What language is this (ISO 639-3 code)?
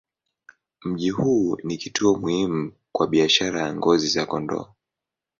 swa